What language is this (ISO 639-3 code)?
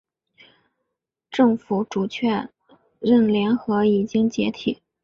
zho